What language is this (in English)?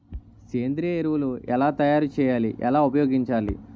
Telugu